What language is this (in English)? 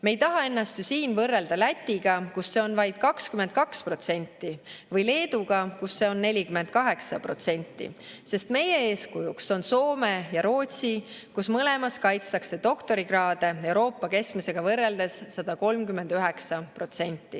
Estonian